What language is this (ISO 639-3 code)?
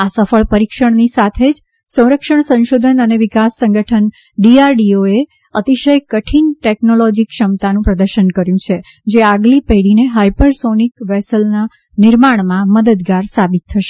guj